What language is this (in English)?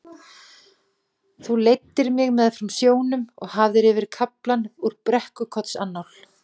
Icelandic